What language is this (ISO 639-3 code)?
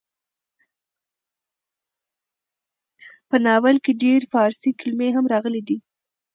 pus